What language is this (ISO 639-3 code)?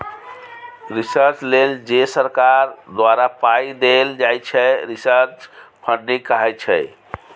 mai